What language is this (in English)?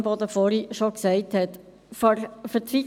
Swiss German